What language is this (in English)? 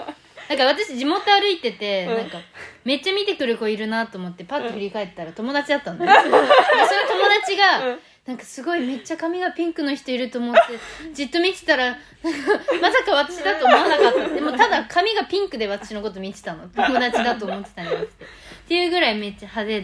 Japanese